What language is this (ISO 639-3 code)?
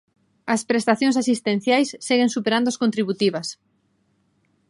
glg